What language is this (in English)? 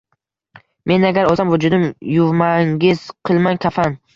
Uzbek